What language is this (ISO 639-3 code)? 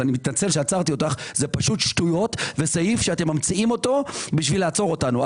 heb